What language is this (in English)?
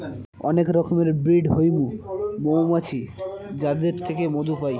Bangla